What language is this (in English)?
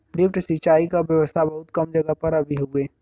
Bhojpuri